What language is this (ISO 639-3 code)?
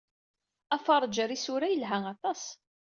kab